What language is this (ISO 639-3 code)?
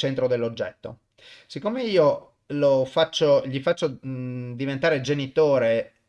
ita